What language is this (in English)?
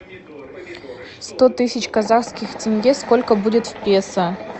Russian